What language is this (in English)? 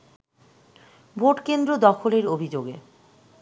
Bangla